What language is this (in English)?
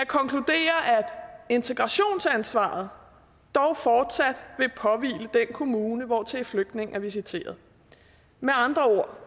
Danish